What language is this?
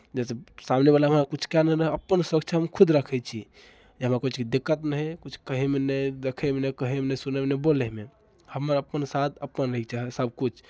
Maithili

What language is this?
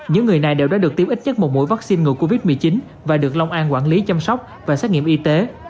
Vietnamese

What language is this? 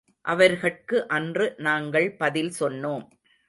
Tamil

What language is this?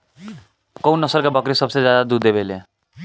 Bhojpuri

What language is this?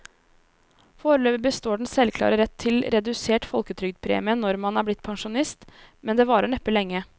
Norwegian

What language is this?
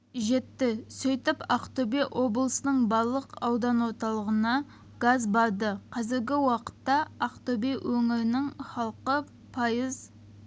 Kazakh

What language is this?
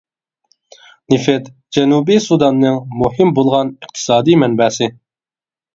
Uyghur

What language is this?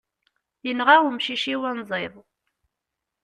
Kabyle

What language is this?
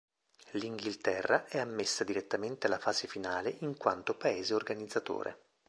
Italian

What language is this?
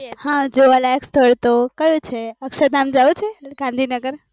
Gujarati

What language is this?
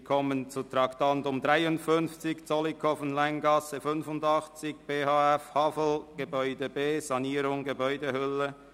Swiss German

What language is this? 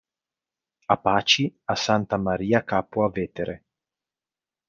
Italian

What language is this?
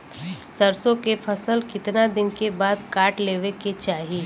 Bhojpuri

